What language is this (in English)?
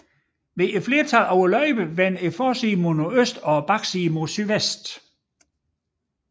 Danish